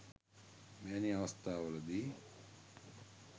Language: Sinhala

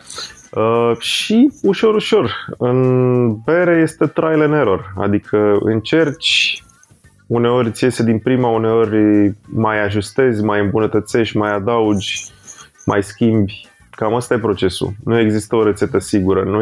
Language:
Romanian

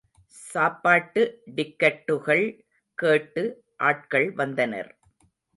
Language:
Tamil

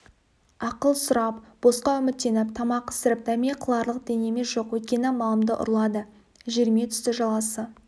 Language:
Kazakh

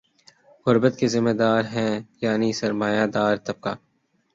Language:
Urdu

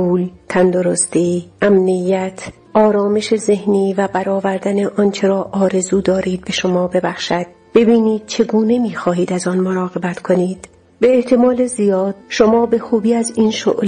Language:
Persian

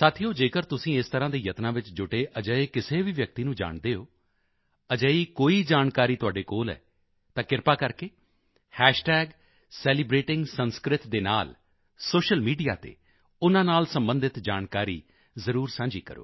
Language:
Punjabi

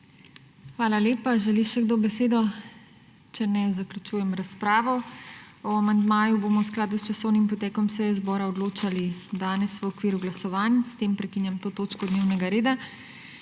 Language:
Slovenian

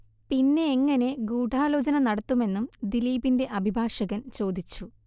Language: Malayalam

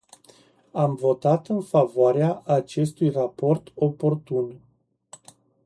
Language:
Romanian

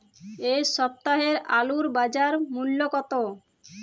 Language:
Bangla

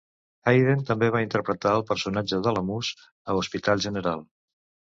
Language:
Catalan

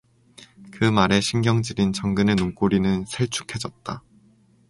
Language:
Korean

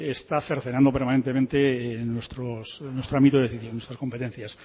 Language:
Spanish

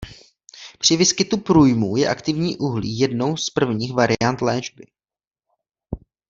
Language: Czech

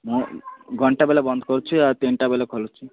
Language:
Odia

